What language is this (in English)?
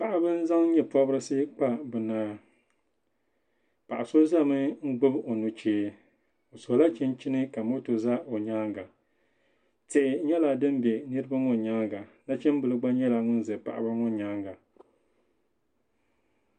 Dagbani